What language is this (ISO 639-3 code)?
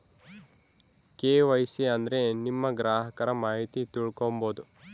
kan